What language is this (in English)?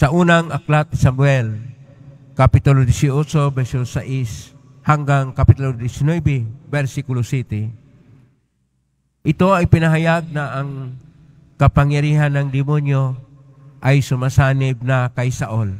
Filipino